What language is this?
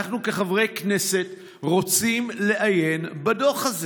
Hebrew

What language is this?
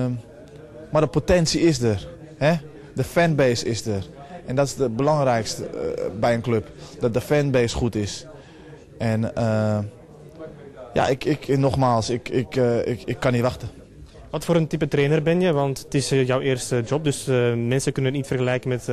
Dutch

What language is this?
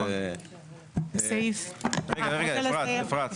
Hebrew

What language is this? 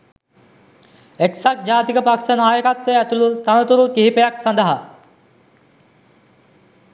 Sinhala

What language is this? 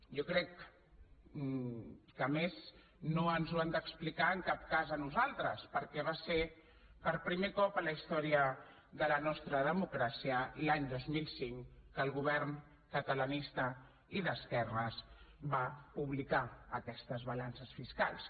Catalan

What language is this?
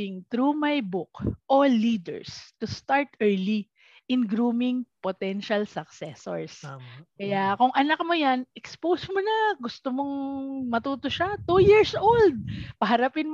Filipino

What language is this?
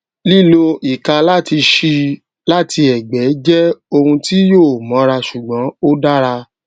Yoruba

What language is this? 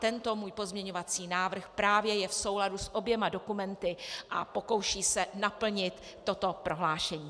Czech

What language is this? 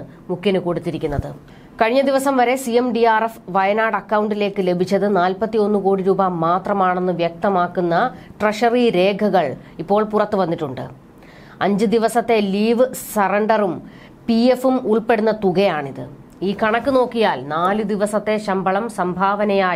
Malayalam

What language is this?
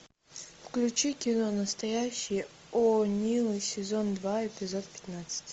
Russian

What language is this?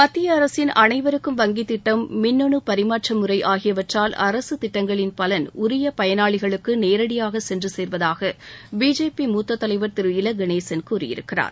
Tamil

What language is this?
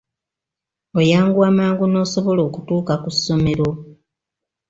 Ganda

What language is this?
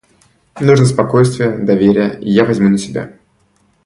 Russian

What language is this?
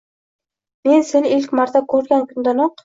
Uzbek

